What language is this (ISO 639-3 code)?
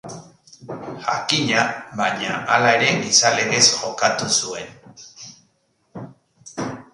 eus